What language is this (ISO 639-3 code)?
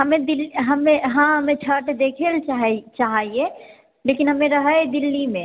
mai